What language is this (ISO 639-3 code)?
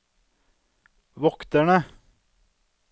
nor